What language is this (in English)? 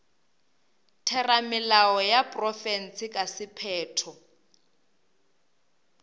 Northern Sotho